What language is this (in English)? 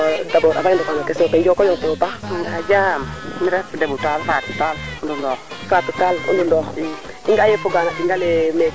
Serer